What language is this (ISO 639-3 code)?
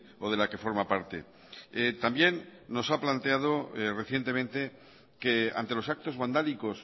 spa